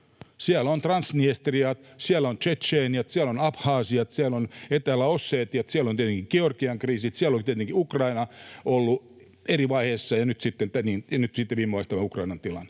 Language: Finnish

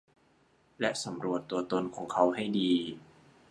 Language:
Thai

